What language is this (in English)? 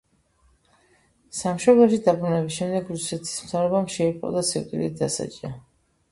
Georgian